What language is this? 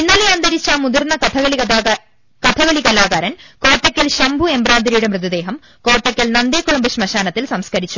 Malayalam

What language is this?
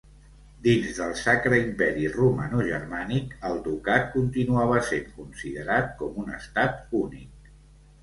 Catalan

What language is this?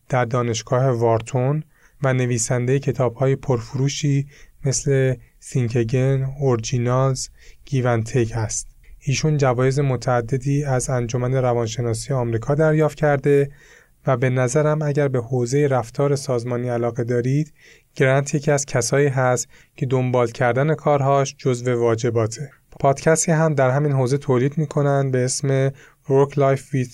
Persian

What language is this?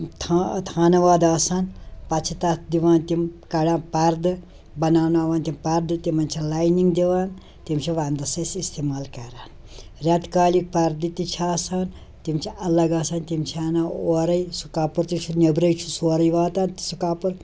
Kashmiri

